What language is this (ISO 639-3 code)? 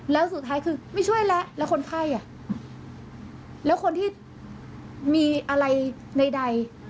tha